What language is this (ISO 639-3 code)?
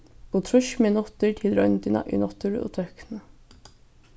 fao